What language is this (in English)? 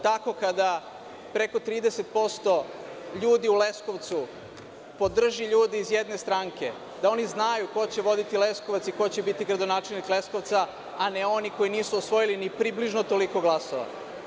Serbian